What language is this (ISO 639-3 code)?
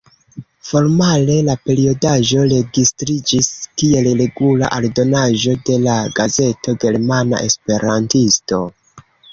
epo